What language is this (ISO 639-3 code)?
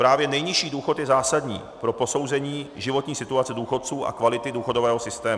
ces